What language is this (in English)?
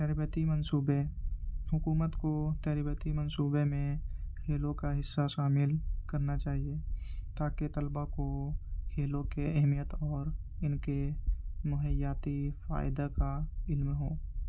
Urdu